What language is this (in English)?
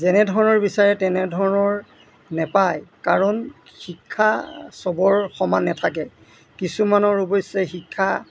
Assamese